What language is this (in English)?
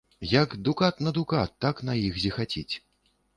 Belarusian